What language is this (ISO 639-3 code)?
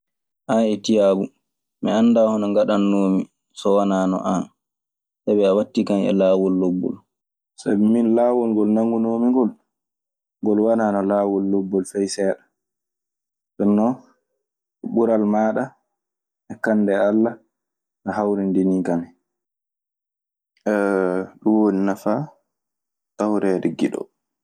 ffm